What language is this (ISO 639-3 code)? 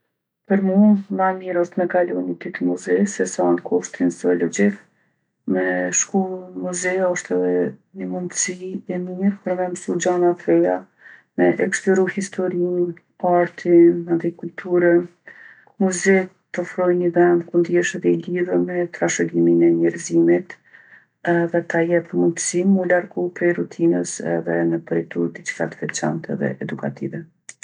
aln